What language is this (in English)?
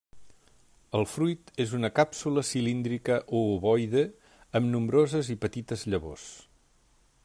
Catalan